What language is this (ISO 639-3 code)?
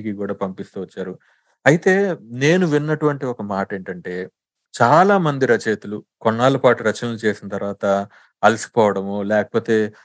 tel